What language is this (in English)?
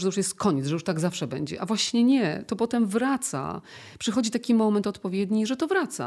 Polish